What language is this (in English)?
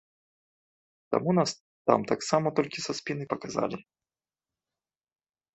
Belarusian